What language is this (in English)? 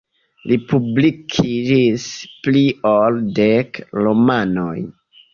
Esperanto